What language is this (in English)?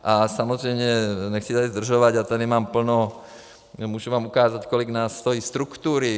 Czech